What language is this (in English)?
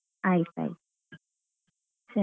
Kannada